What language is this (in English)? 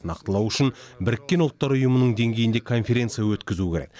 Kazakh